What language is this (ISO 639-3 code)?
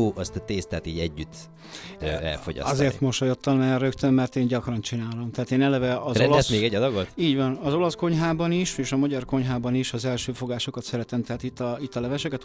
hun